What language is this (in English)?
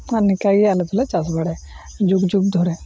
Santali